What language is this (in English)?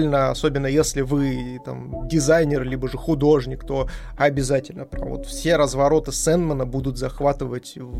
Russian